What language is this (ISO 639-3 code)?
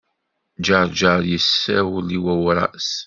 kab